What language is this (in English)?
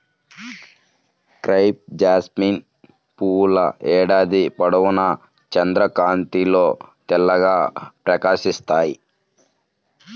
Telugu